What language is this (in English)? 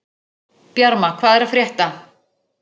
Icelandic